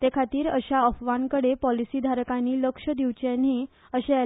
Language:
Konkani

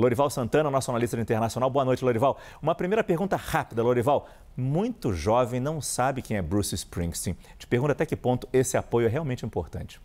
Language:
Portuguese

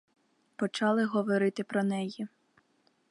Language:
Ukrainian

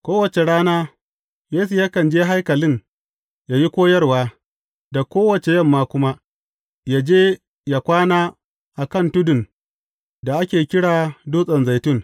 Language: Hausa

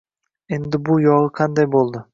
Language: Uzbek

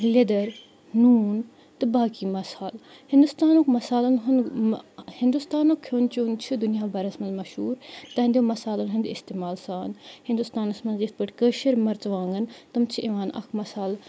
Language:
Kashmiri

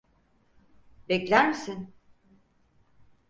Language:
Turkish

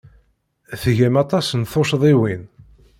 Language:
Kabyle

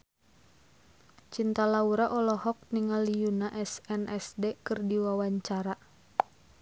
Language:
Sundanese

